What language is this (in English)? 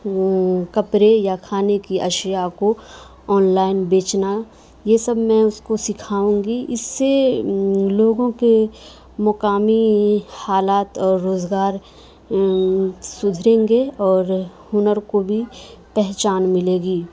Urdu